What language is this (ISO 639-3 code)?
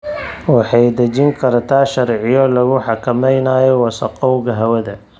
som